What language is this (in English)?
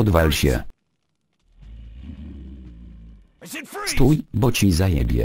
Polish